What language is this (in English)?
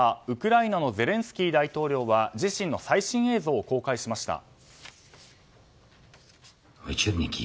Japanese